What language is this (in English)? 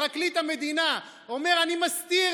Hebrew